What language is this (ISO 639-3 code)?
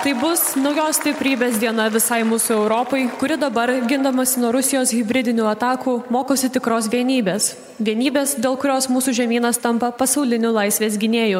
lit